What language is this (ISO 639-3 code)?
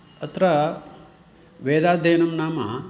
san